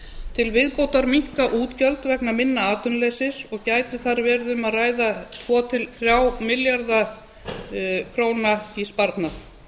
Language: Icelandic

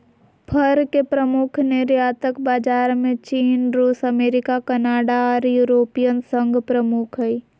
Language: Magahi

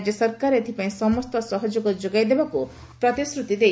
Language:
Odia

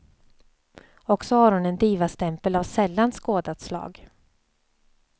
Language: Swedish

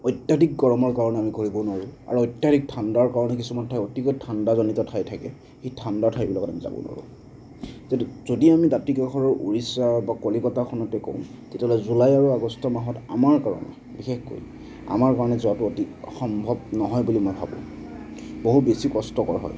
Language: Assamese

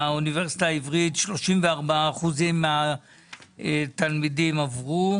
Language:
Hebrew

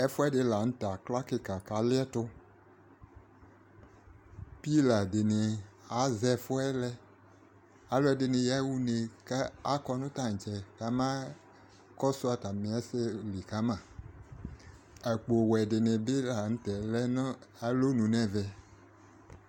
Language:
Ikposo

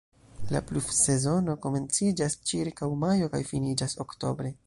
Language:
Esperanto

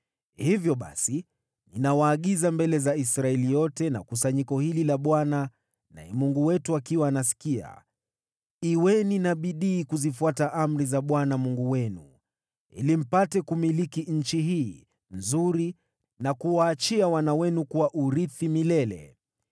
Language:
Swahili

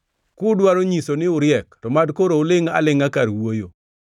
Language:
Luo (Kenya and Tanzania)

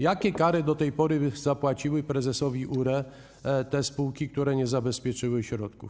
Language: Polish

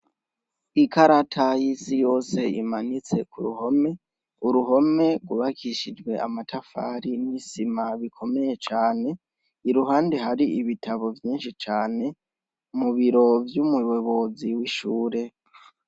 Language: Rundi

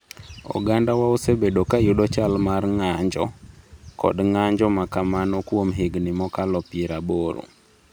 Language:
Luo (Kenya and Tanzania)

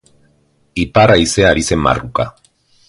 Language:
Basque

